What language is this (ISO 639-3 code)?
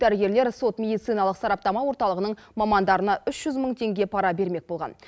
kaz